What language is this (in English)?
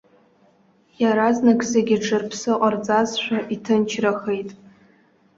Abkhazian